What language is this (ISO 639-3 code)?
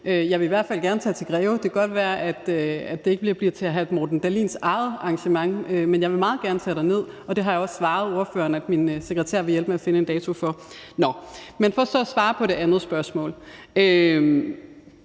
dan